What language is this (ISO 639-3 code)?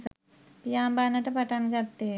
sin